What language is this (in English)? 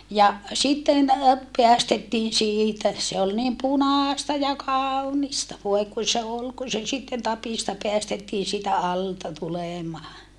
Finnish